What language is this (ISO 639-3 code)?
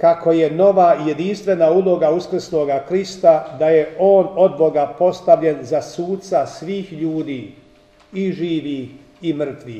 hrv